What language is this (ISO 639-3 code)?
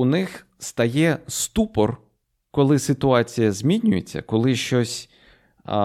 ukr